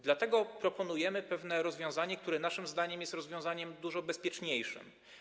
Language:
Polish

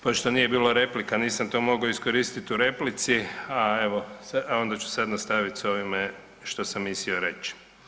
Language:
Croatian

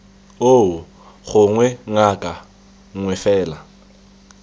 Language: Tswana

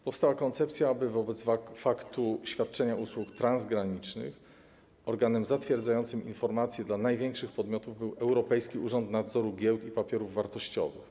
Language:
Polish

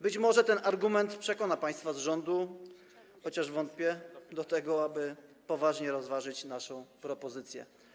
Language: Polish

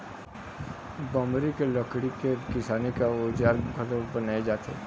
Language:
Chhattisgarhi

